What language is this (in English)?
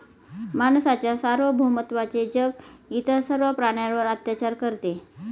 Marathi